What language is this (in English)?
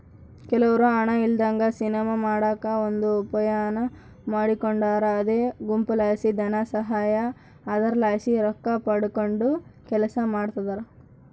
Kannada